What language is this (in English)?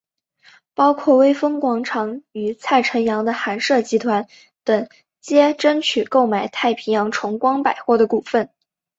Chinese